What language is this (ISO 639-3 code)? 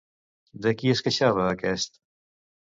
cat